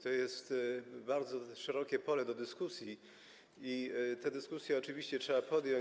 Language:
Polish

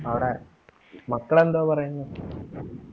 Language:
Malayalam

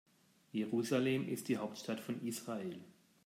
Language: German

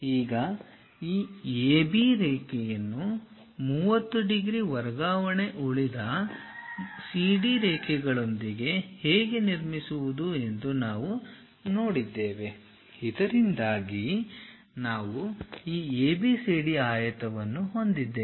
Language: Kannada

